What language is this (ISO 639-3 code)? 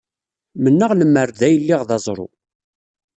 kab